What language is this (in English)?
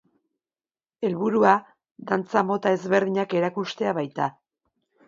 Basque